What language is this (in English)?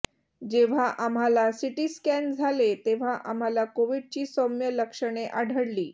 Marathi